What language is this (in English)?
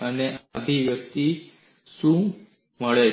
Gujarati